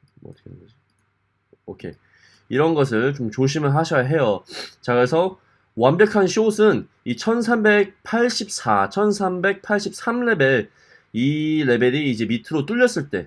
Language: Korean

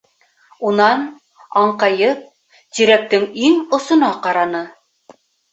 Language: Bashkir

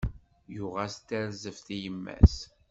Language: Kabyle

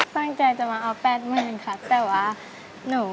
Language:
Thai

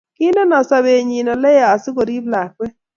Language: Kalenjin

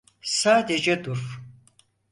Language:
Turkish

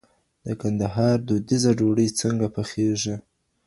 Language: Pashto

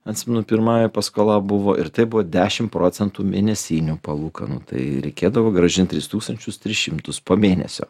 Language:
Lithuanian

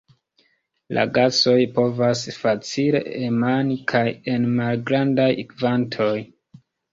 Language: Esperanto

